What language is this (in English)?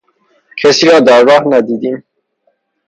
Persian